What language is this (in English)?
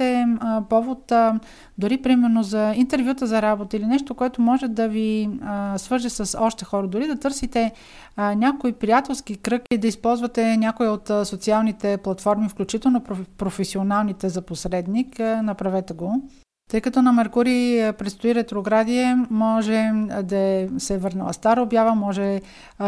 Bulgarian